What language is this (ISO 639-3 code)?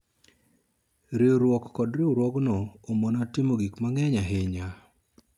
luo